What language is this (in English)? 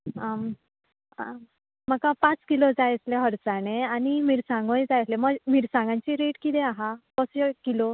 Konkani